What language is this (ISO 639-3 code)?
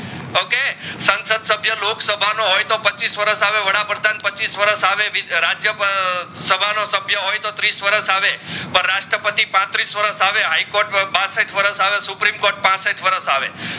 guj